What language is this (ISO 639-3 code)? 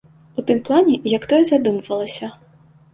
bel